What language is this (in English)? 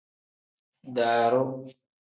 Tem